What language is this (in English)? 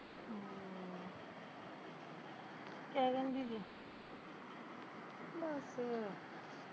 Punjabi